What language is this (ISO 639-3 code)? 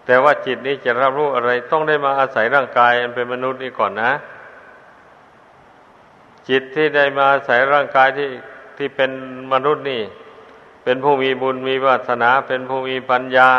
tha